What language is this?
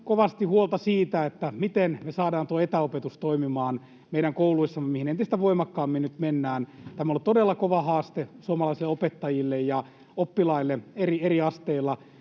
Finnish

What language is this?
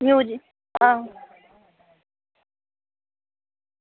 Dogri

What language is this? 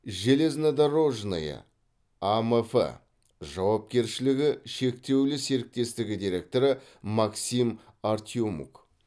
Kazakh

